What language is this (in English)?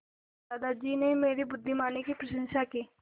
Hindi